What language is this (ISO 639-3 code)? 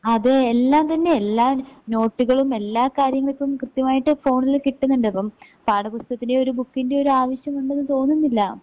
mal